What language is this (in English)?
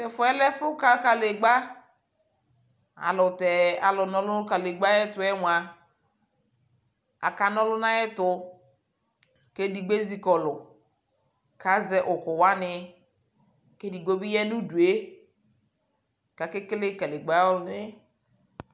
Ikposo